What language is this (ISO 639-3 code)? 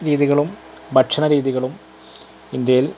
mal